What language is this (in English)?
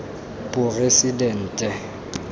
Tswana